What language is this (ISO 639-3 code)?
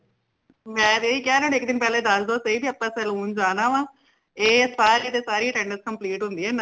pan